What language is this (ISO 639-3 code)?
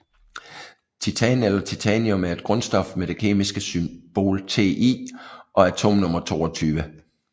dan